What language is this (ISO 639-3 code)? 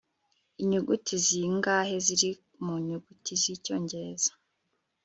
kin